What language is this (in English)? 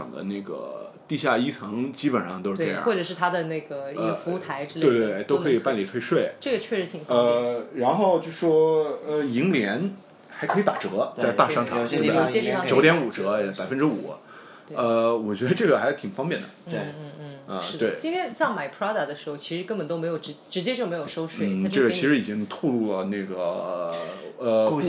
Chinese